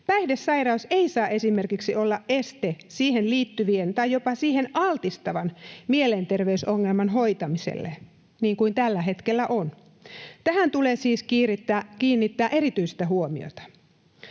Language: Finnish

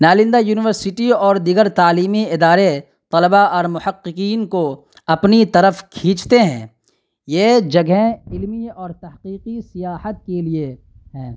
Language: Urdu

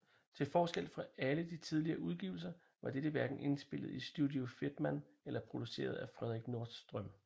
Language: Danish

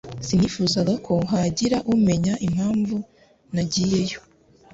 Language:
Kinyarwanda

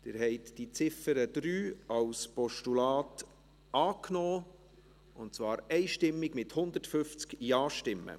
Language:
Swiss German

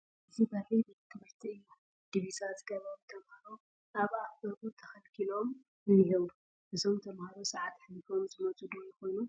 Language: Tigrinya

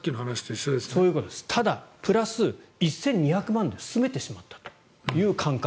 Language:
Japanese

